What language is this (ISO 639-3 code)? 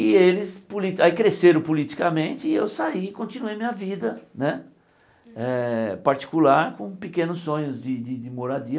por